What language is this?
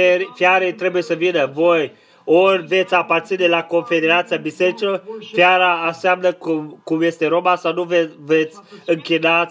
Romanian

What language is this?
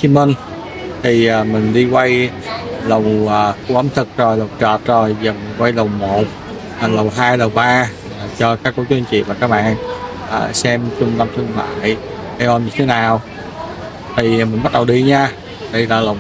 Vietnamese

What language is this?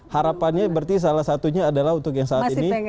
Indonesian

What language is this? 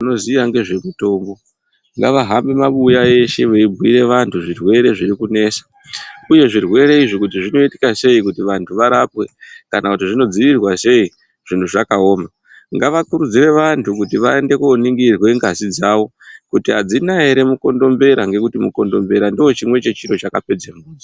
Ndau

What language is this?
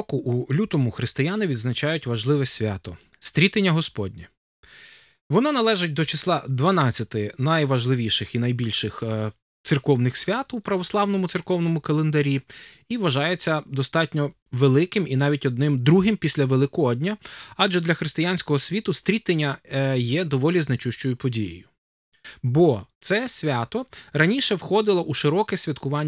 Ukrainian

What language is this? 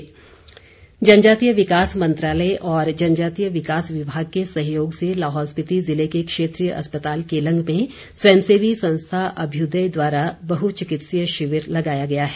Hindi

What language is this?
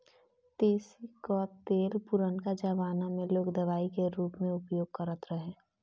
Bhojpuri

